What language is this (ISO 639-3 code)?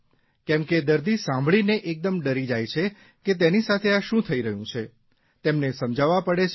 guj